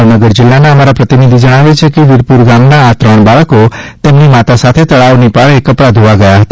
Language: Gujarati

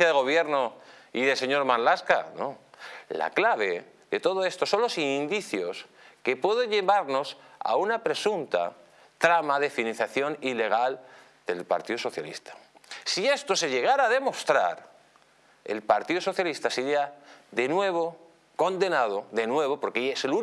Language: Spanish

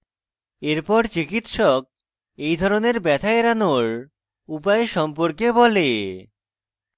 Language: Bangla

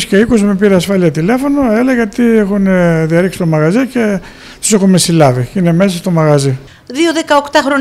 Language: Greek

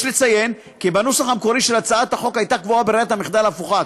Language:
Hebrew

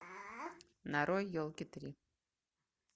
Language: Russian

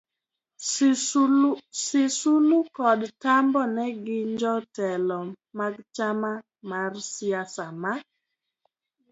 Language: Luo (Kenya and Tanzania)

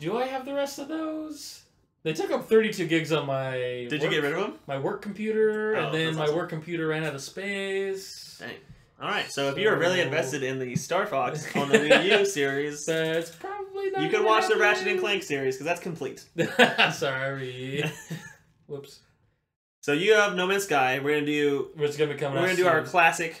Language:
English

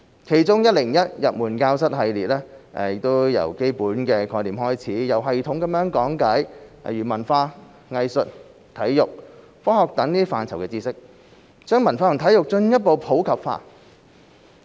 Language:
Cantonese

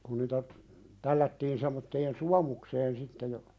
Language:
Finnish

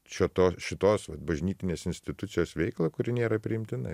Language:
Lithuanian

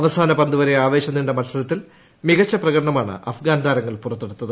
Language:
Malayalam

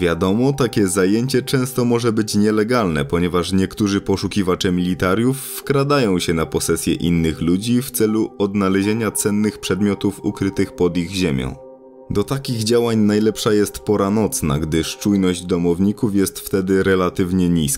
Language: Polish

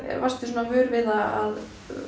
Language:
Icelandic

